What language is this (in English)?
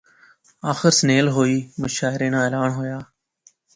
Pahari-Potwari